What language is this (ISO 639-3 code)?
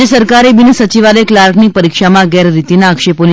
guj